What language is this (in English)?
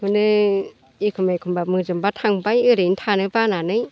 Bodo